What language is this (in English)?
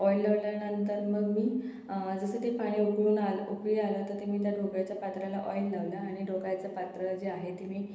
Marathi